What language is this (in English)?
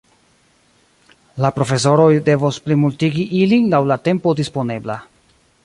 Esperanto